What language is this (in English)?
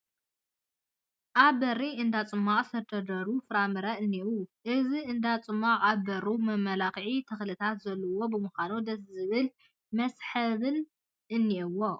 Tigrinya